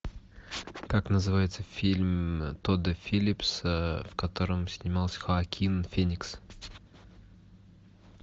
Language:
Russian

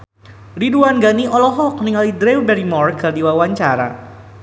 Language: Sundanese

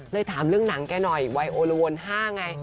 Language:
Thai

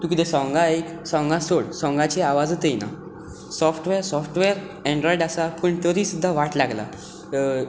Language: Konkani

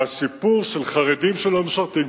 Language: Hebrew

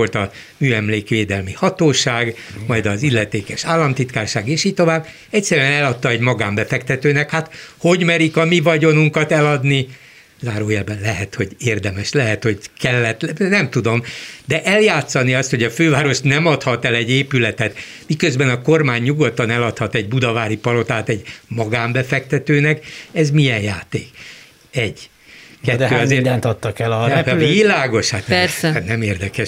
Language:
Hungarian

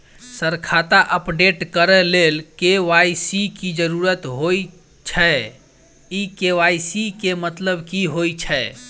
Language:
Maithili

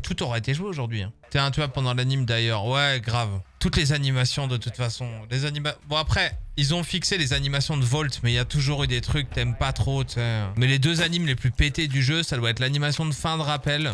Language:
French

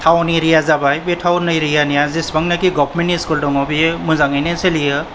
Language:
Bodo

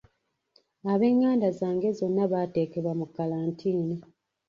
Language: Ganda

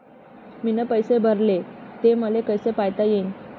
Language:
Marathi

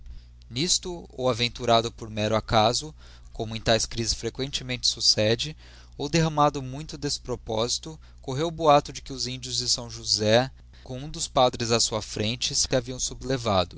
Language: Portuguese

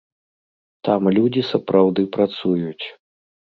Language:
Belarusian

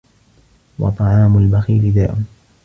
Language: Arabic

